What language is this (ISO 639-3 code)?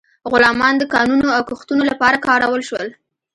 pus